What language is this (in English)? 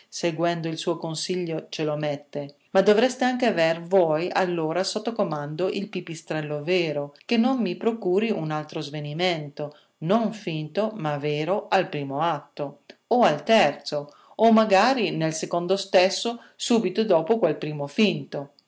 Italian